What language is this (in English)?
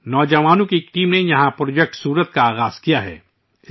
Urdu